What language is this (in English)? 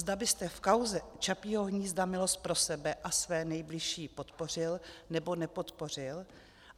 Czech